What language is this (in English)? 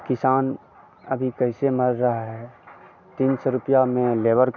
Hindi